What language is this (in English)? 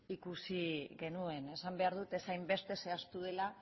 Basque